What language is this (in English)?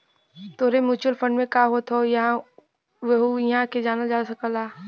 Bhojpuri